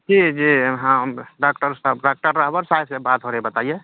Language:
Urdu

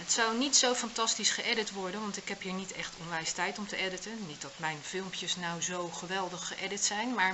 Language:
Dutch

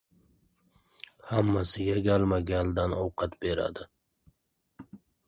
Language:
Uzbek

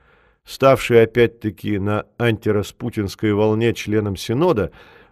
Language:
Russian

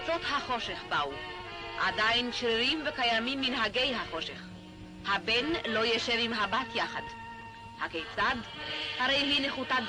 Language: Hebrew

